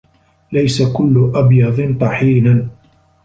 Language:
Arabic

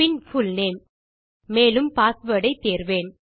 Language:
Tamil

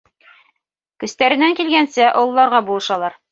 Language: Bashkir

